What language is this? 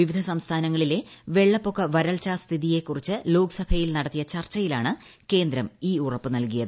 Malayalam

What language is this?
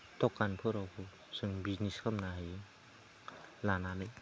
Bodo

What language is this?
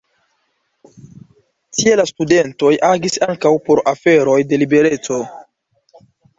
Esperanto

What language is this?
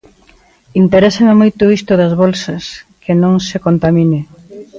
Galician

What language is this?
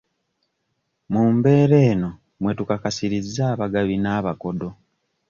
Ganda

